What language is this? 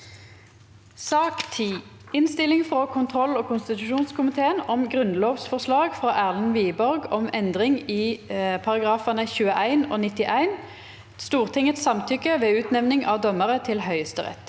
Norwegian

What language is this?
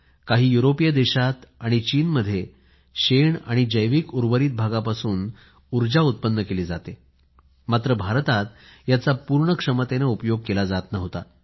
Marathi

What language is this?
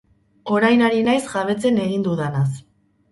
Basque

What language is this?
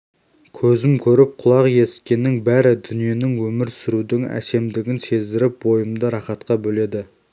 Kazakh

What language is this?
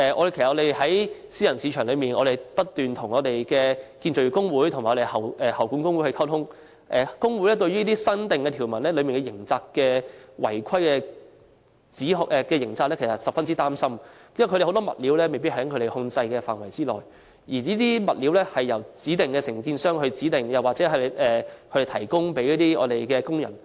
Cantonese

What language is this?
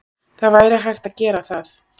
Icelandic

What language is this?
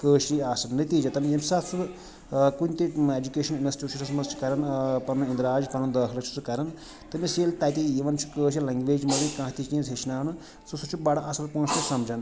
Kashmiri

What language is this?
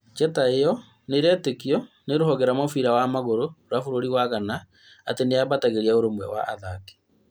Kikuyu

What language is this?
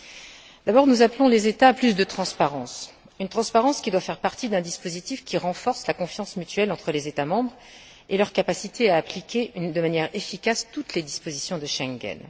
French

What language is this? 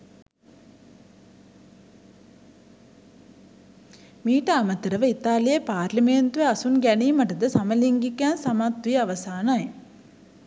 Sinhala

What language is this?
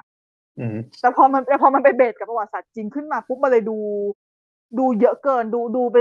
Thai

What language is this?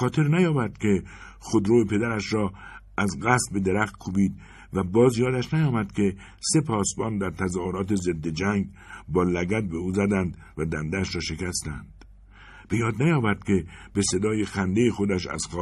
Persian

